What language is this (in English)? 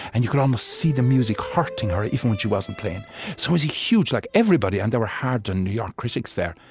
English